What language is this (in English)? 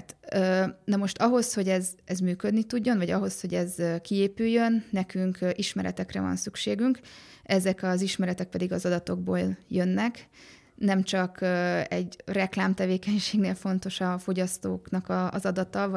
Hungarian